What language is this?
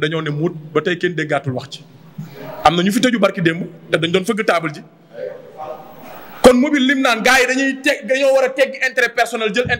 French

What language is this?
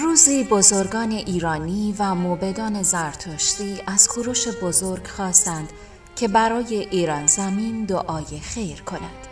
Persian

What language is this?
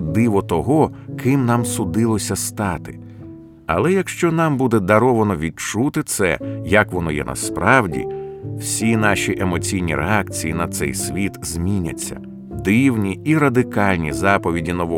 Ukrainian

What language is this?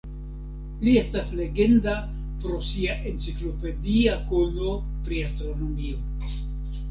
Esperanto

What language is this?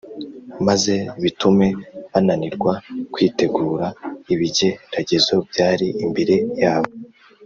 Kinyarwanda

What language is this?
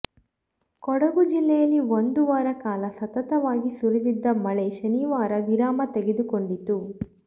Kannada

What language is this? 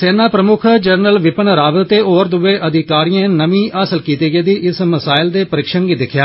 Dogri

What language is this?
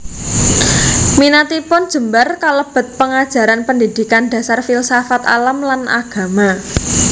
Javanese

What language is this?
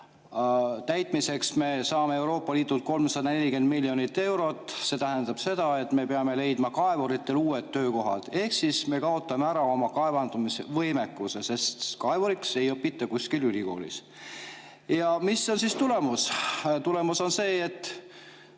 Estonian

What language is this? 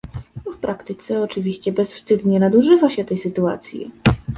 Polish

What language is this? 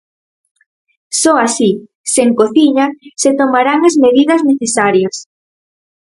Galician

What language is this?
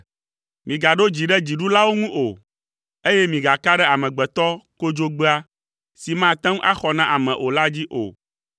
Ewe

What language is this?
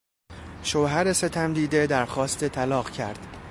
Persian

